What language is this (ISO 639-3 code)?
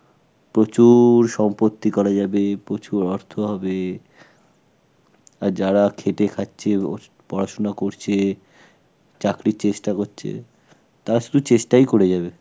ben